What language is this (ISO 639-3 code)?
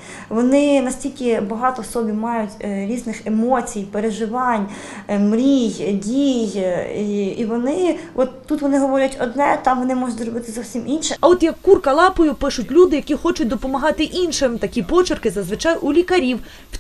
ukr